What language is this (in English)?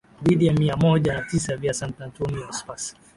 Swahili